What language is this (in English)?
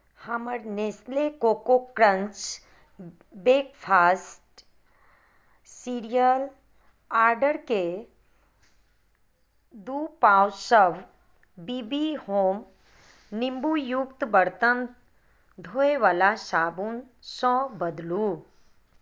Maithili